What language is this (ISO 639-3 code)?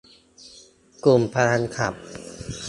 tha